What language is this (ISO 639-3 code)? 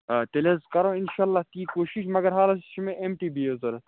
kas